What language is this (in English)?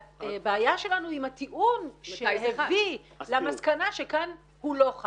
Hebrew